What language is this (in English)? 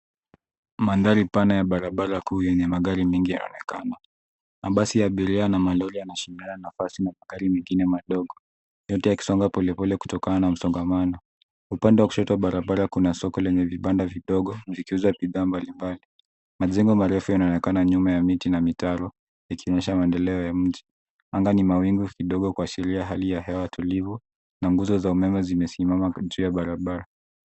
Swahili